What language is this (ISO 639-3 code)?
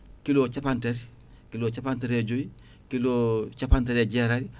ful